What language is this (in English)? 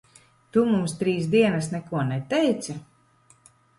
Latvian